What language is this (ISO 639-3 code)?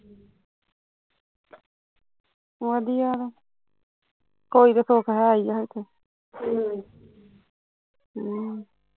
pan